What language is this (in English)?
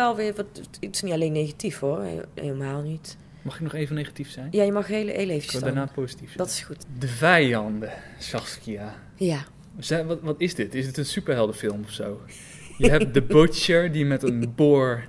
Dutch